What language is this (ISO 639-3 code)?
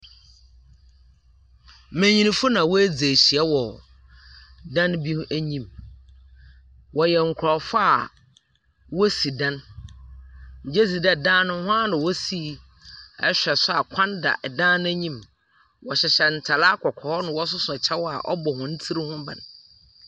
aka